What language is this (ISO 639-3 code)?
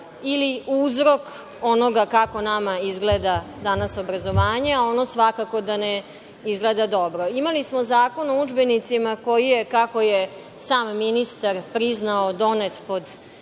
srp